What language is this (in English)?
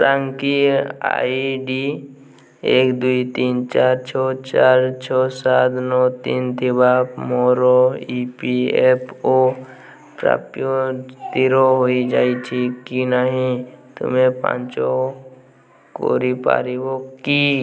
Odia